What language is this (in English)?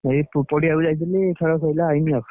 Odia